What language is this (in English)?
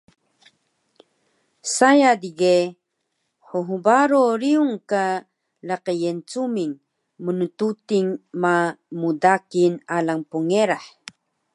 Taroko